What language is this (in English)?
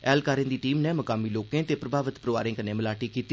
Dogri